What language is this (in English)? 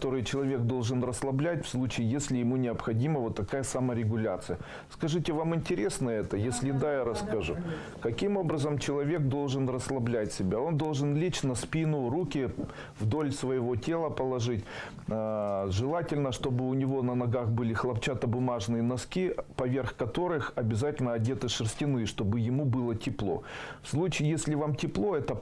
Russian